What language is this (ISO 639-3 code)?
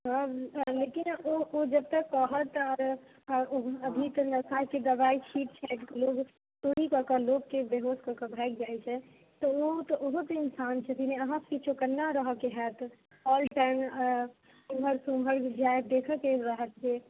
mai